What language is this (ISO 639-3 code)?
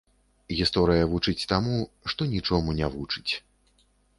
bel